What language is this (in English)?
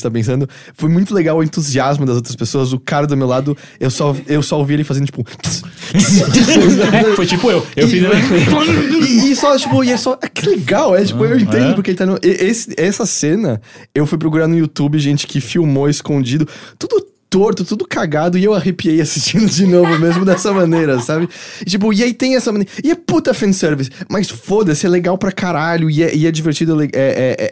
Portuguese